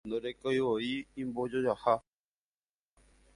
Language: Guarani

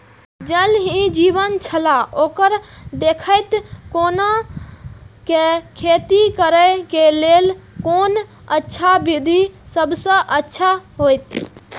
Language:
Maithili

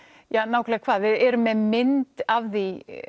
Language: Icelandic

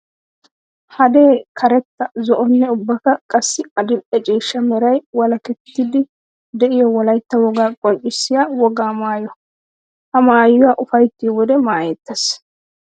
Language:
Wolaytta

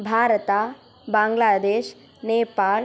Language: Sanskrit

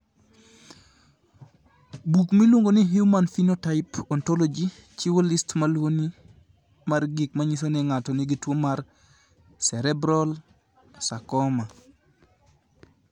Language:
Luo (Kenya and Tanzania)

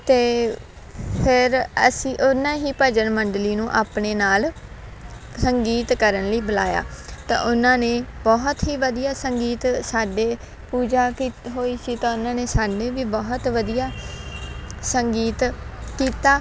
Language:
Punjabi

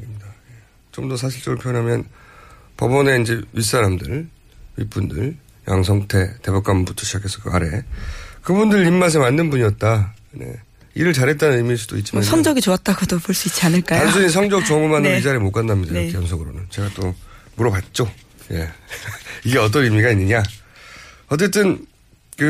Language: Korean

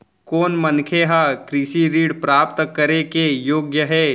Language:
Chhattisgarhi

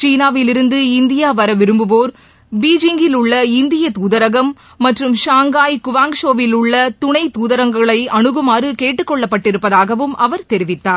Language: Tamil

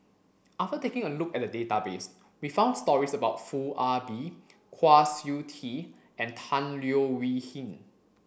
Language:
English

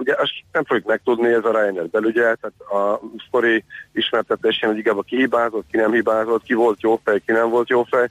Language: Hungarian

